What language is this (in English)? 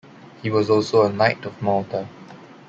English